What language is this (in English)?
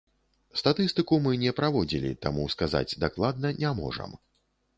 Belarusian